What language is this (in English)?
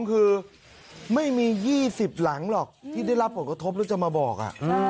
Thai